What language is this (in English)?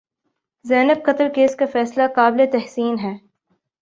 Urdu